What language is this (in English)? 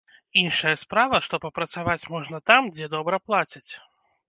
Belarusian